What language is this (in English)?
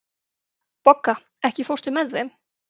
Icelandic